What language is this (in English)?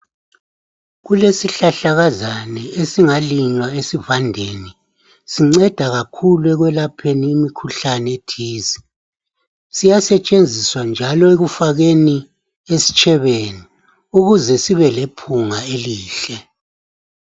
North Ndebele